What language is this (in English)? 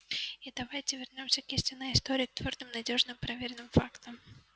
Russian